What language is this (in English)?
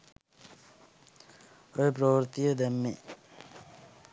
Sinhala